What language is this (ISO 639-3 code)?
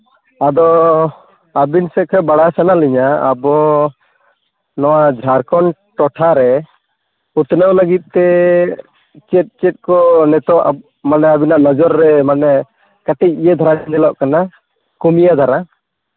sat